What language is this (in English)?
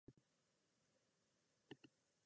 Japanese